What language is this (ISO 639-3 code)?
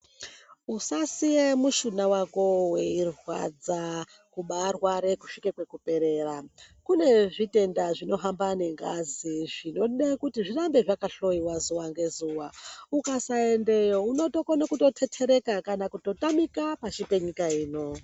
ndc